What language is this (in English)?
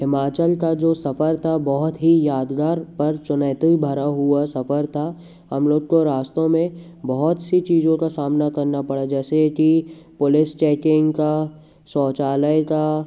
Hindi